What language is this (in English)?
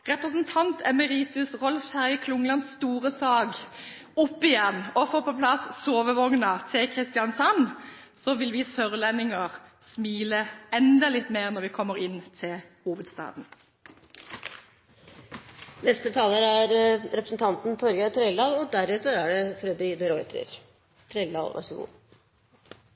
Norwegian Bokmål